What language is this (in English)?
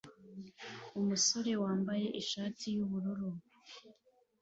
Kinyarwanda